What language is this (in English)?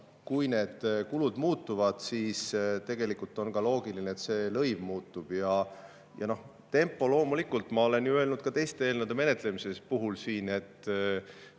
Estonian